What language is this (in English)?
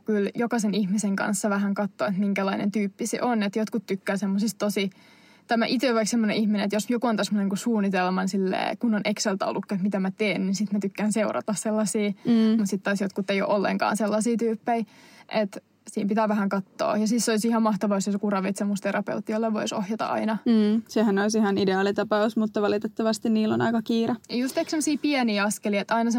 Finnish